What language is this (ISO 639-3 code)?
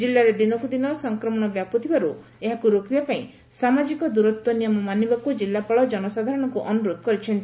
ori